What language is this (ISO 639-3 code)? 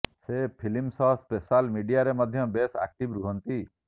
ori